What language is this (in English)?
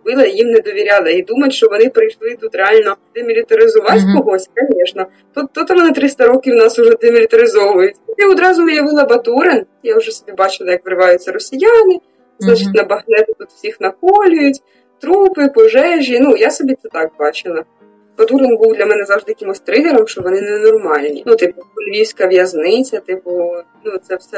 Ukrainian